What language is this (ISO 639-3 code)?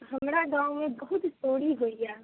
mai